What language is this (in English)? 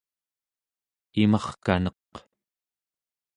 Central Yupik